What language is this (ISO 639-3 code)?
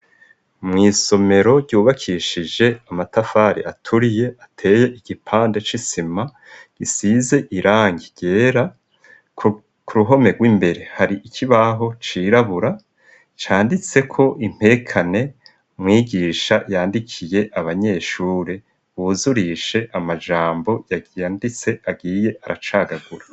run